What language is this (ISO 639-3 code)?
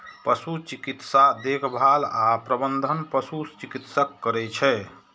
mai